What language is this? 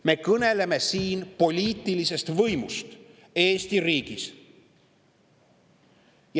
Estonian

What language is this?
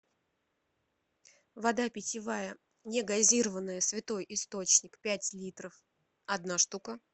Russian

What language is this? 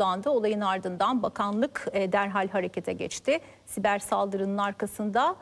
Turkish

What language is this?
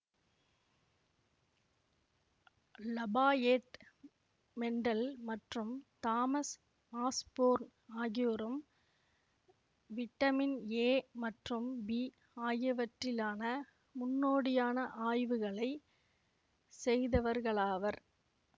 Tamil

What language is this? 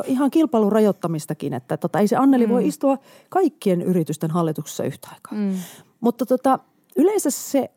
Finnish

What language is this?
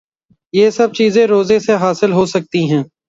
Urdu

